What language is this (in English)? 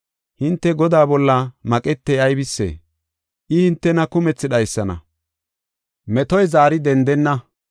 Gofa